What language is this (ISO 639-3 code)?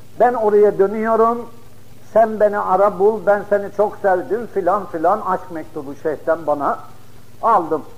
tur